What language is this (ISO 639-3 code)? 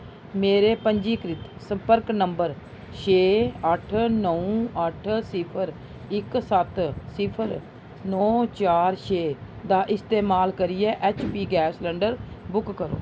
doi